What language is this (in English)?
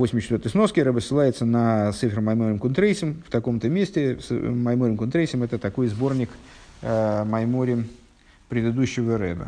Russian